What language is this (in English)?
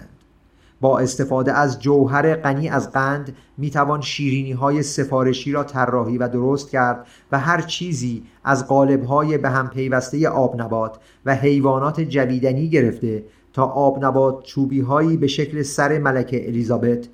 Persian